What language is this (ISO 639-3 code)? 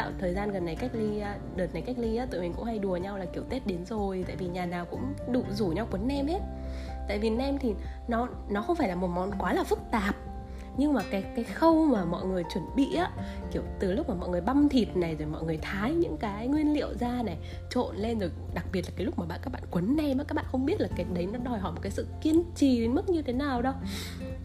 vie